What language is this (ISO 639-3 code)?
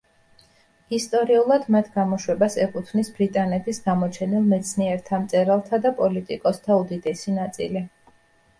kat